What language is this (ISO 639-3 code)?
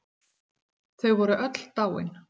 isl